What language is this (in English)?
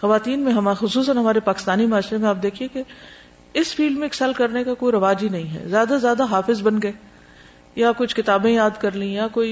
Urdu